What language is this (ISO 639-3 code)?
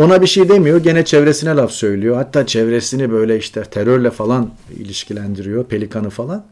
tur